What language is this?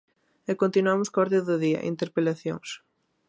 Galician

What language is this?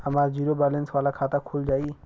Bhojpuri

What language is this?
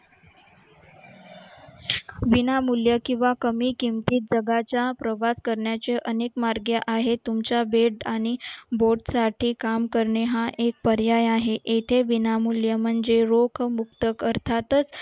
Marathi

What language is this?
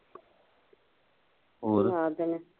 Punjabi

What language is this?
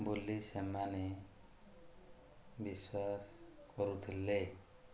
Odia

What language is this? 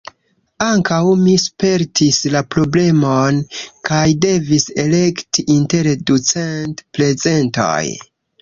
Esperanto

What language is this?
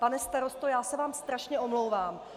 Czech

